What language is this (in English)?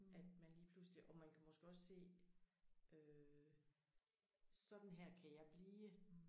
Danish